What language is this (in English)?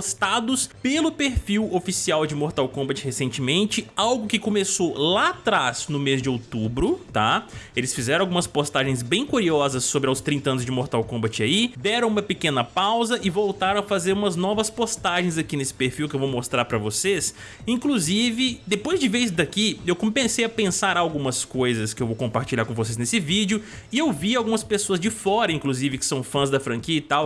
Portuguese